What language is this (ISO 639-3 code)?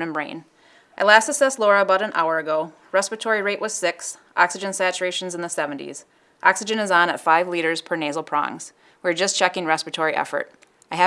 eng